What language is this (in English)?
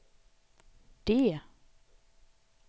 Swedish